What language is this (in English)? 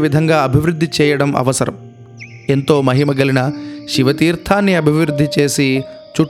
Telugu